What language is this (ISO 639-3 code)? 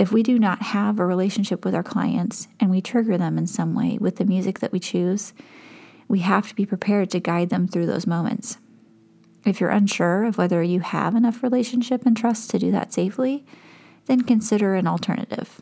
eng